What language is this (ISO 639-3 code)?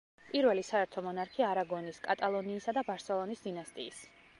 kat